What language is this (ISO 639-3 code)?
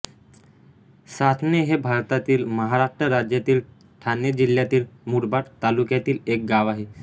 mar